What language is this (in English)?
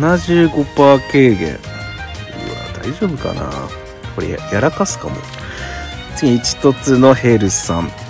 Japanese